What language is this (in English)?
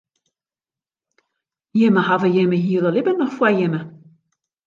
Western Frisian